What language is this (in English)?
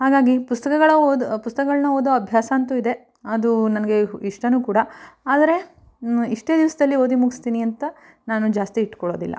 Kannada